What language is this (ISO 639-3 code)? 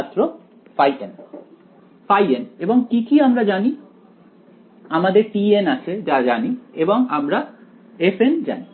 ben